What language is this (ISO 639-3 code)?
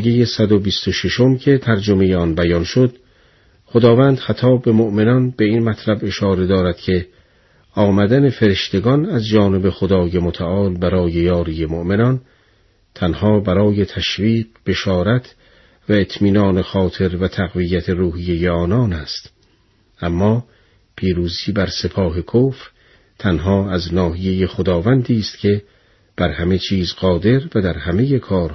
fas